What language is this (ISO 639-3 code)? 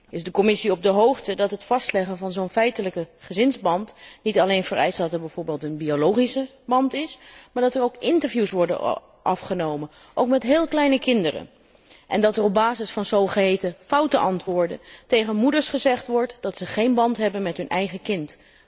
nld